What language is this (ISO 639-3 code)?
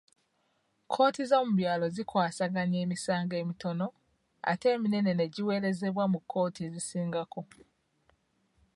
lug